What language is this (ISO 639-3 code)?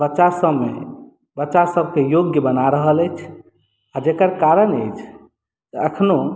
mai